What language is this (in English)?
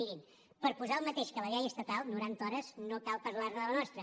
Catalan